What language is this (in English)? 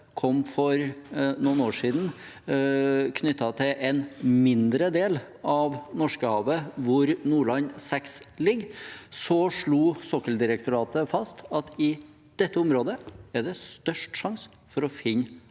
Norwegian